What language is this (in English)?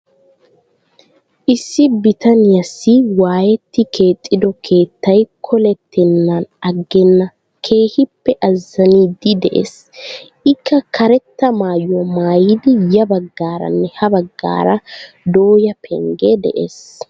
Wolaytta